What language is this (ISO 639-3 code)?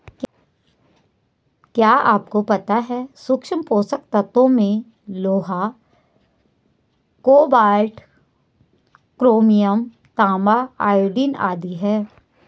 hin